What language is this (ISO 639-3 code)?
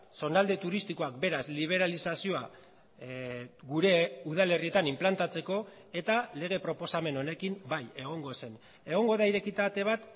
eus